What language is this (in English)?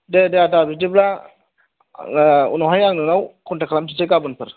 Bodo